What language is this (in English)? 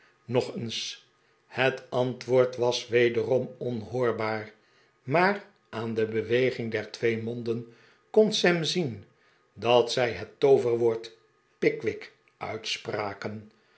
Dutch